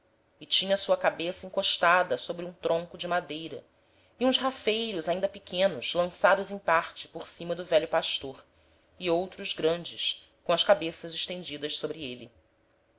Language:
Portuguese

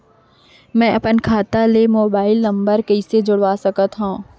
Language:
Chhattisgarhi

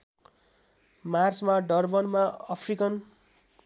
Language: Nepali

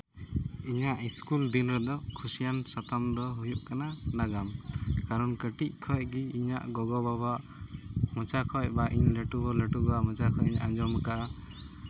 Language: Santali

